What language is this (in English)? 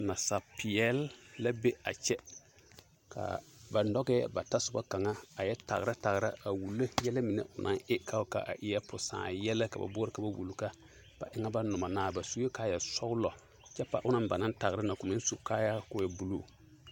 Southern Dagaare